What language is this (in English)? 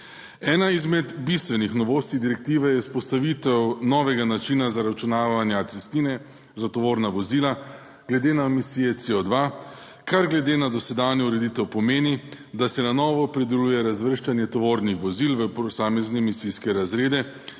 Slovenian